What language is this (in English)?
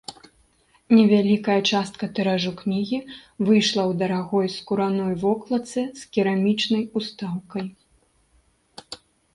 Belarusian